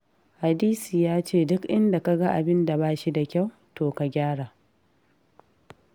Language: Hausa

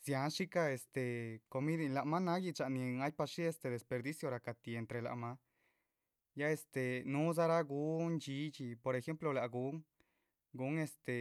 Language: Chichicapan Zapotec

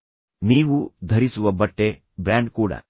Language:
Kannada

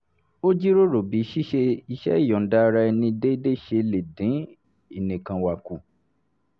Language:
Yoruba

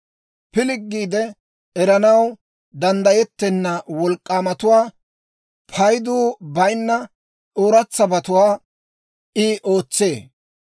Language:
Dawro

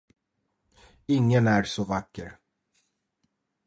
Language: Swedish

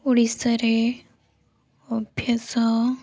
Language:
Odia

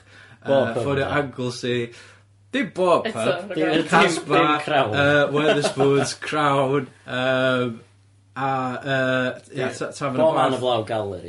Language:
Welsh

